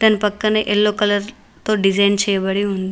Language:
Telugu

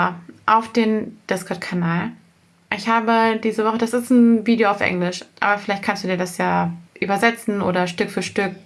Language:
German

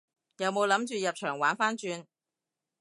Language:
Cantonese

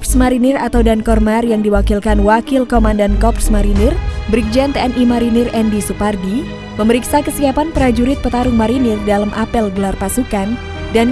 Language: Indonesian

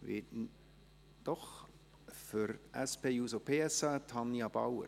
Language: Swiss German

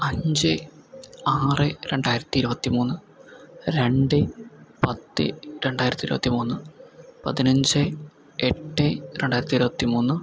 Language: Malayalam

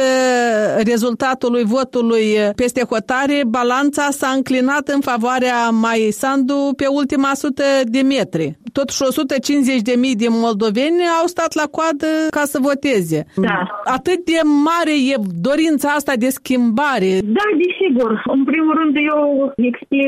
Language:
Romanian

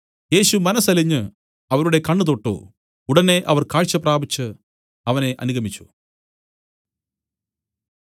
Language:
Malayalam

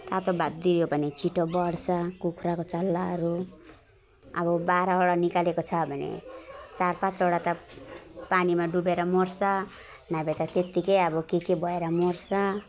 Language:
Nepali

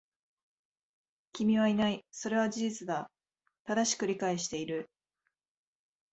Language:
Japanese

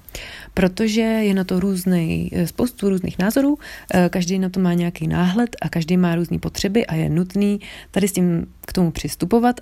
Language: Czech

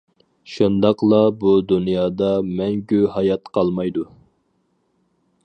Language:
Uyghur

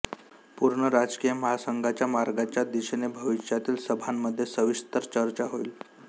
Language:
Marathi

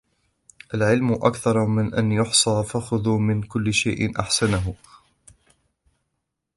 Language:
Arabic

